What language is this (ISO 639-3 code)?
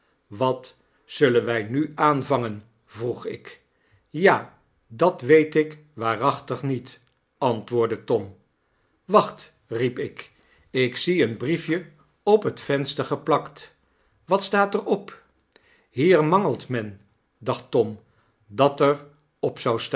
nld